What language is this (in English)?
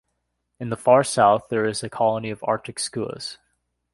English